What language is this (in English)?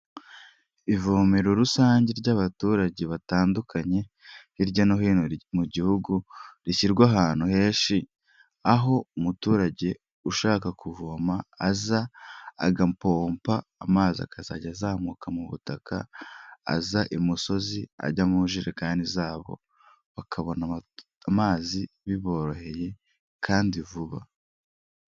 Kinyarwanda